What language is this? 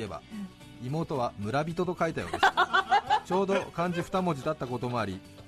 Japanese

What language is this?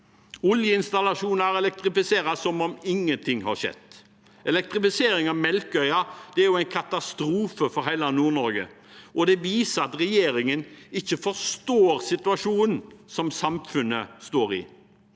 Norwegian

